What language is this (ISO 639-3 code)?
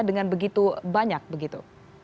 ind